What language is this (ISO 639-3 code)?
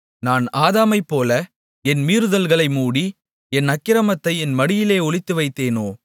tam